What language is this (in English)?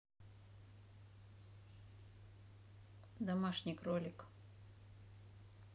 Russian